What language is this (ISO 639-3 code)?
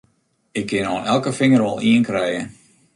fry